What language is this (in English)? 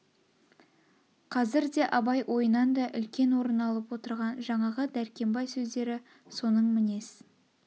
Kazakh